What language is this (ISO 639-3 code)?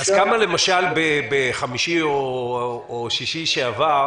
heb